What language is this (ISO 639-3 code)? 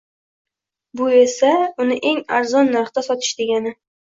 uzb